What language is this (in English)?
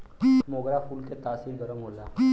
Bhojpuri